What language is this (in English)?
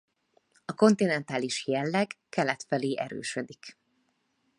Hungarian